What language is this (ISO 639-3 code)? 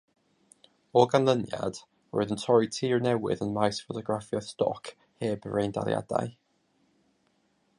cym